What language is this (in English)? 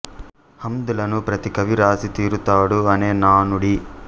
Telugu